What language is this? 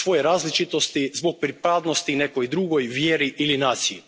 Croatian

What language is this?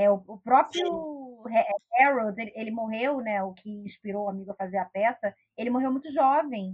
Portuguese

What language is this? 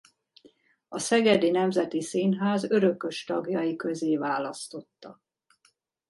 Hungarian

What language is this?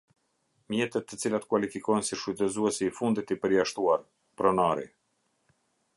Albanian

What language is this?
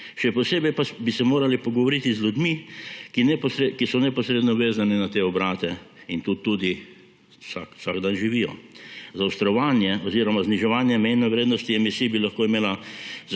Slovenian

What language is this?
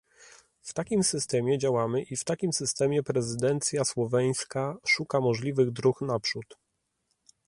Polish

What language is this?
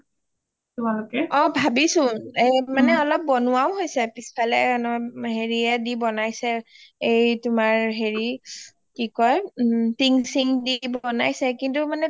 Assamese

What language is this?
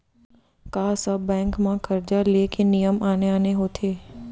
Chhattisgarhi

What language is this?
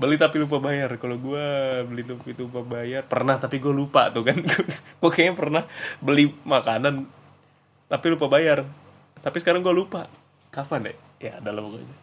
Indonesian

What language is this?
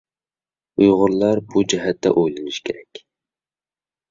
Uyghur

